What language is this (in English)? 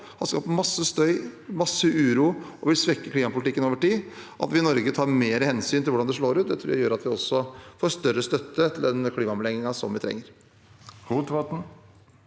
Norwegian